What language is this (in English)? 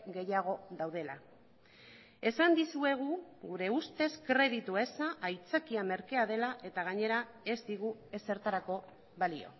Basque